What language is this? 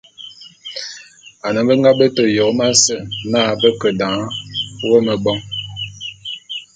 Bulu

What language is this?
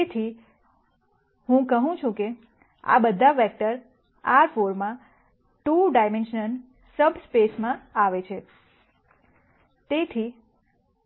Gujarati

